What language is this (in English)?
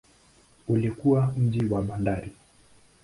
Swahili